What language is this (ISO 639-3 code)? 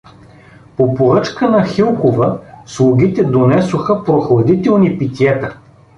bul